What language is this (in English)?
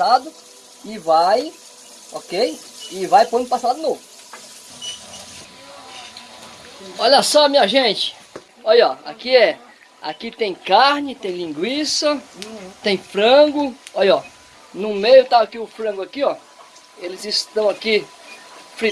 Portuguese